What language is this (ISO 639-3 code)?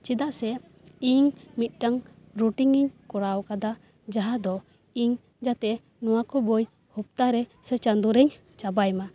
sat